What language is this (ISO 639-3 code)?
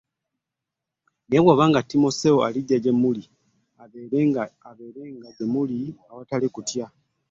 lug